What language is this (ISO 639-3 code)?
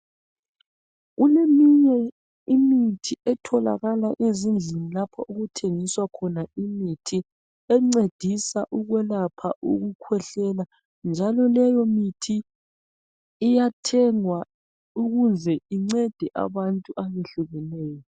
nde